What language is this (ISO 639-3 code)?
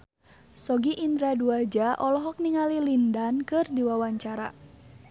sun